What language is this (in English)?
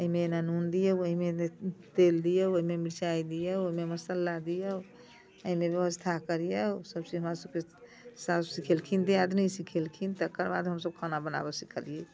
Maithili